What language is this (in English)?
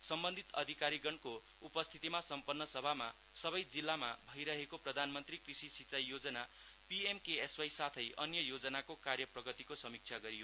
Nepali